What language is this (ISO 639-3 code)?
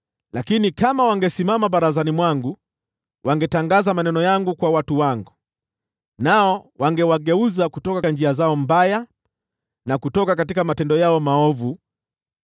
swa